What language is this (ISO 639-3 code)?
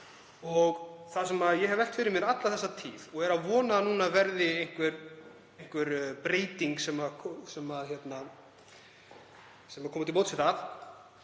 isl